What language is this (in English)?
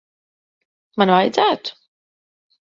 Latvian